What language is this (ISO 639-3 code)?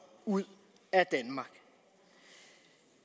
dan